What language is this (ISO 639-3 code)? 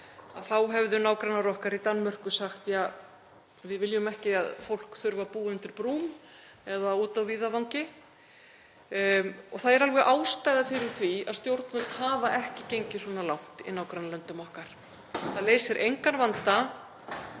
isl